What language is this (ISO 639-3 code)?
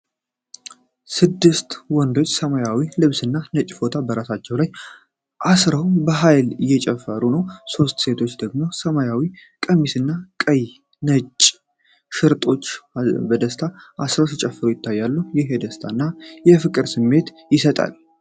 amh